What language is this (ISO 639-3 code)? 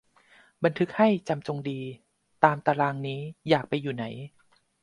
tha